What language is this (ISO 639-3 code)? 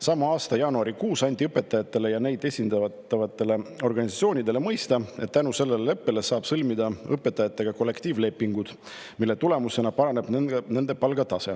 est